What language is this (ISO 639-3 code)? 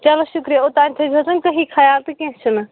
kas